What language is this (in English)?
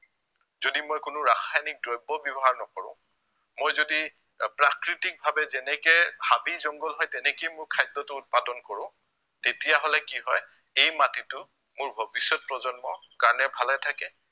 Assamese